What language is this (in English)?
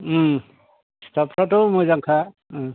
Bodo